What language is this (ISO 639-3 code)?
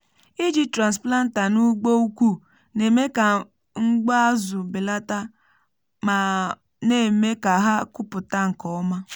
ibo